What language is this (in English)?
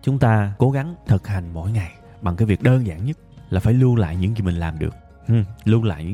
Vietnamese